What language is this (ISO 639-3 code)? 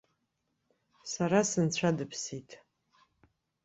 abk